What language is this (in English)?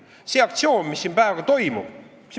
Estonian